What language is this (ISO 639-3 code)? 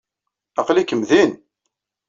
kab